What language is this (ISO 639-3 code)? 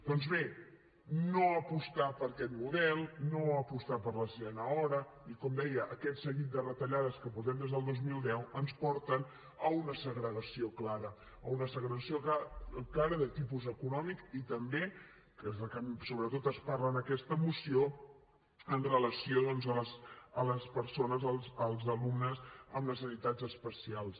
cat